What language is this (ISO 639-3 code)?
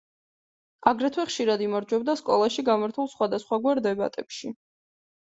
kat